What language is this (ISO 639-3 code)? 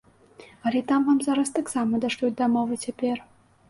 bel